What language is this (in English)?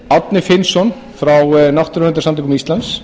Icelandic